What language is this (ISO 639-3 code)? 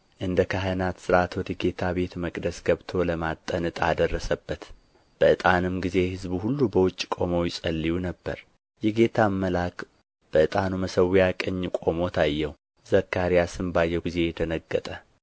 amh